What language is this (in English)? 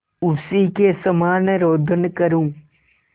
Hindi